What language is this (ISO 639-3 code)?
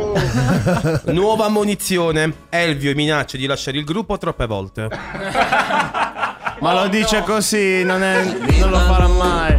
ita